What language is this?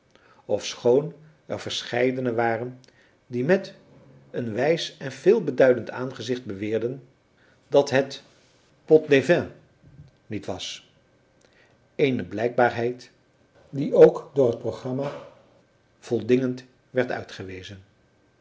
Dutch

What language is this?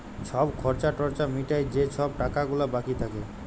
Bangla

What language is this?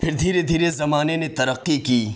Urdu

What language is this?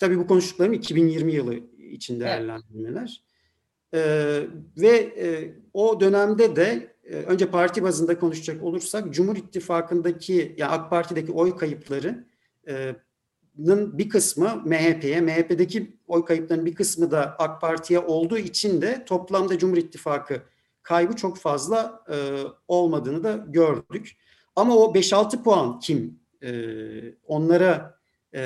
Turkish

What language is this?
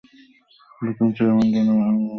Bangla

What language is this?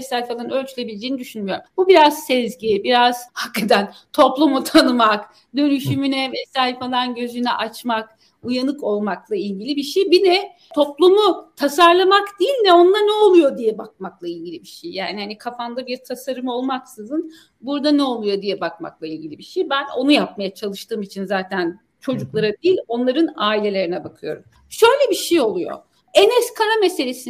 Turkish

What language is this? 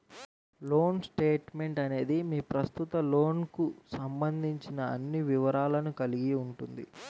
Telugu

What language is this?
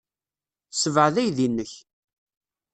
Kabyle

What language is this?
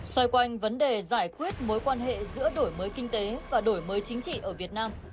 Vietnamese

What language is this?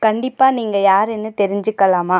Tamil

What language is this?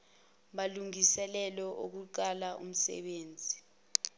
Zulu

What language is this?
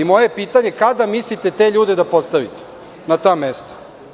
Serbian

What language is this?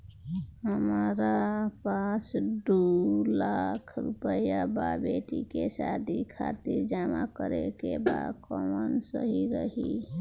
Bhojpuri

